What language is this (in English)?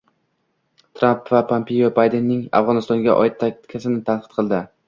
Uzbek